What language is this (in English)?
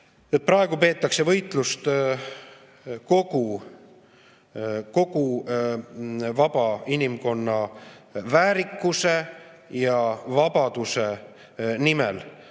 Estonian